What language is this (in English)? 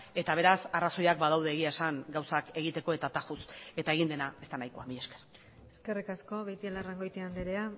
Basque